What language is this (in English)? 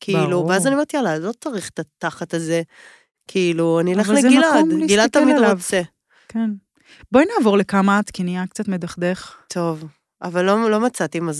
Hebrew